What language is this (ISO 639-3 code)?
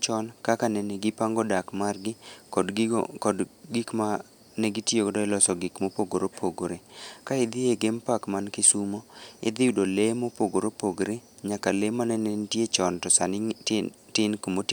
luo